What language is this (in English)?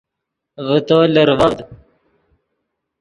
Yidgha